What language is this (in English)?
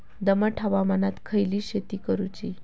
Marathi